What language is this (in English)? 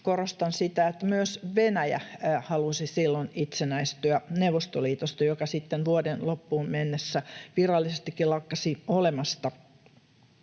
Finnish